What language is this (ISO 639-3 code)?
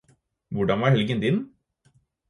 nob